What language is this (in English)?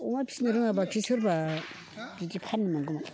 Bodo